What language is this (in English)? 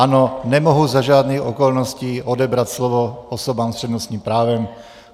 Czech